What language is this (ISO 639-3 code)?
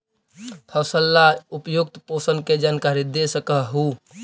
mag